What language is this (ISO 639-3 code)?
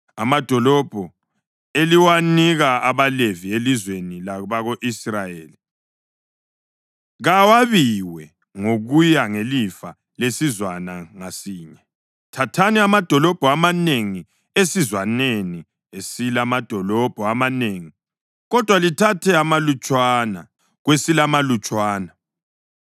nde